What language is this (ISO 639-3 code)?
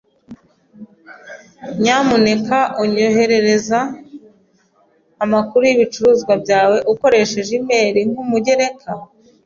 kin